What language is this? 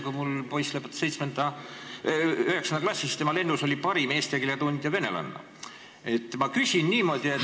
Estonian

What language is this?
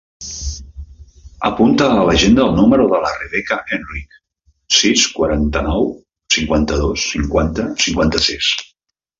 Catalan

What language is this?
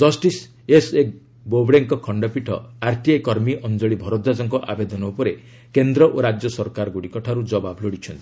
Odia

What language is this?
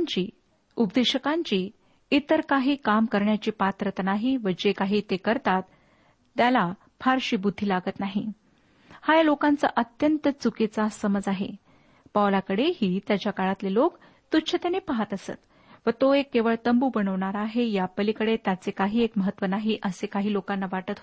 Marathi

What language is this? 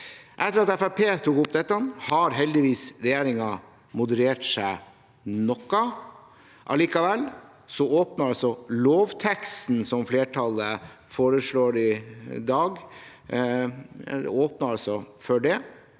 Norwegian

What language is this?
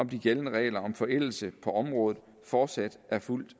Danish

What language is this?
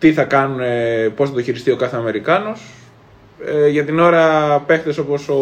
Greek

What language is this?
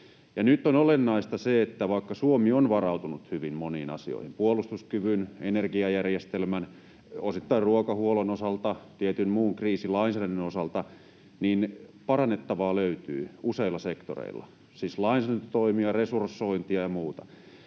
Finnish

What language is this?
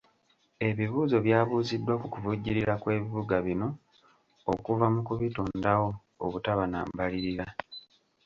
Ganda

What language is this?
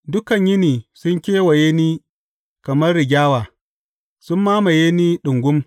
Hausa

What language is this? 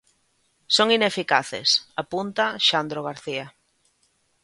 Galician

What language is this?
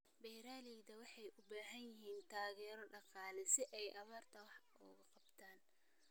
Somali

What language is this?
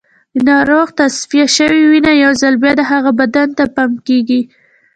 Pashto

